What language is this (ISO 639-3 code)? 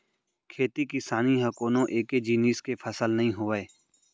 hne